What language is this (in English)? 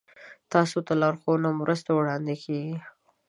Pashto